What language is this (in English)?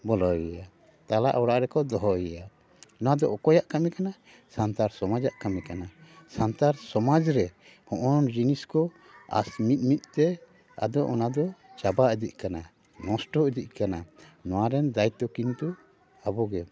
Santali